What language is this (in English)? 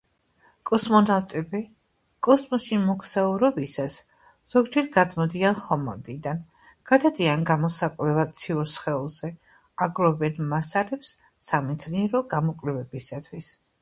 Georgian